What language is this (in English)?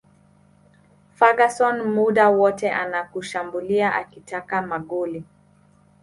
Swahili